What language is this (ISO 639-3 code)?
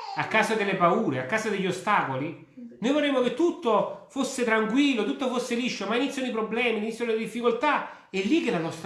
ita